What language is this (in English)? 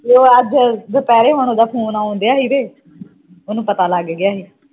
Punjabi